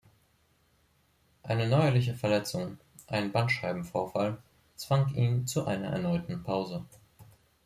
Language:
German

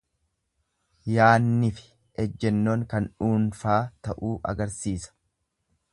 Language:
Oromo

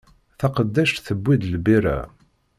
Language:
Kabyle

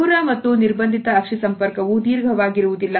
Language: Kannada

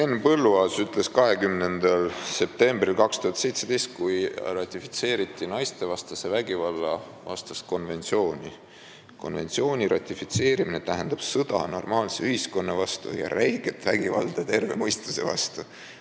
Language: Estonian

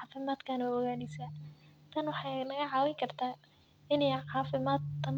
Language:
Somali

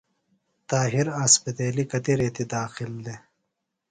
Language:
Phalura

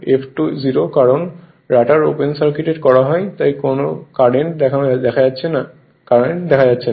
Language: Bangla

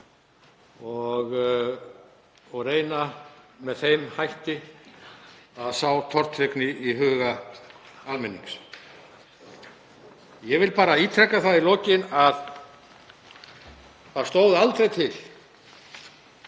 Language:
Icelandic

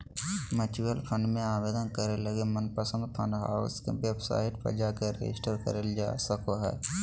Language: Magahi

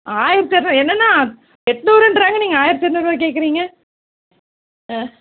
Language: Tamil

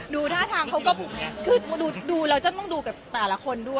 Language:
Thai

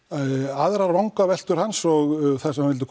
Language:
Icelandic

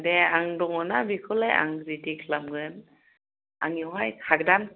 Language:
Bodo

